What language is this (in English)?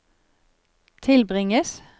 Norwegian